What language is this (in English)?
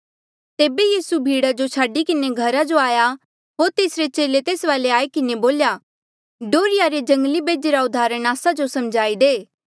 Mandeali